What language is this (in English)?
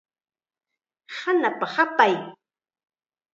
Chiquián Ancash Quechua